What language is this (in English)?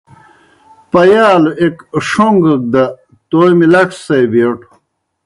Kohistani Shina